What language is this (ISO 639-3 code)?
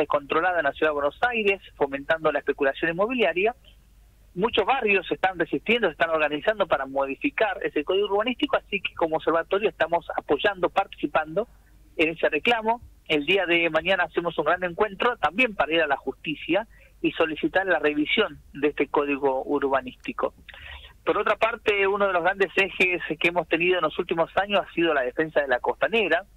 spa